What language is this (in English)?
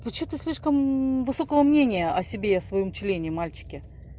Russian